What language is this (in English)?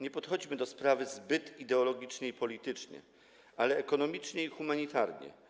Polish